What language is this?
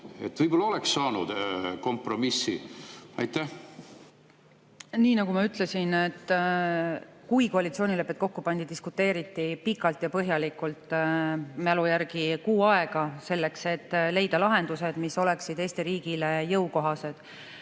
Estonian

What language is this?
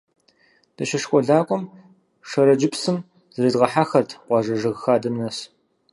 Kabardian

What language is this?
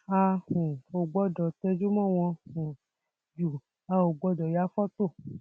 Yoruba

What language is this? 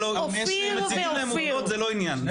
Hebrew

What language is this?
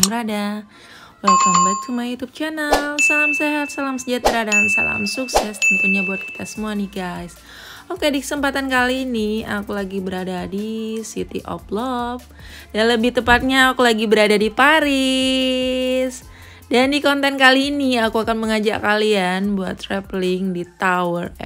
Indonesian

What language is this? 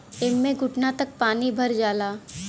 Bhojpuri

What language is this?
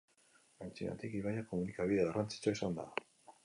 Basque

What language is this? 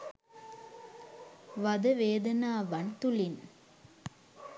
Sinhala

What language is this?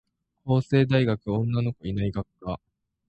Japanese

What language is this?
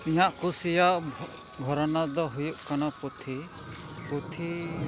Santali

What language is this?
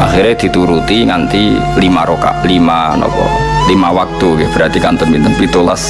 Indonesian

